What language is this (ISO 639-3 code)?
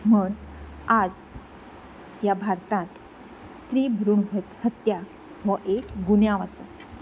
kok